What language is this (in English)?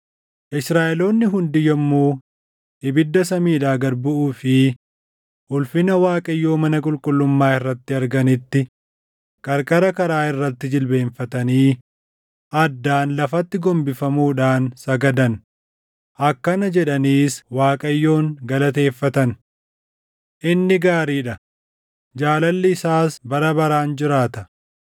Oromo